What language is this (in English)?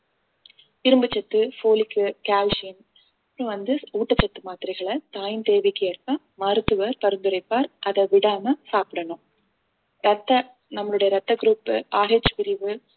Tamil